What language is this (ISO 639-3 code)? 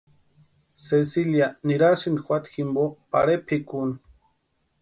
pua